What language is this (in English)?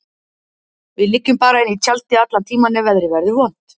Icelandic